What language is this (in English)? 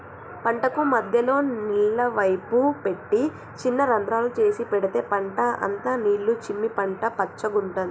Telugu